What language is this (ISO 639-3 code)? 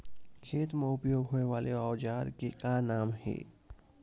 hne